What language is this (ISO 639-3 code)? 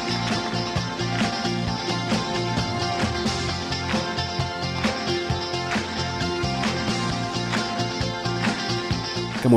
swa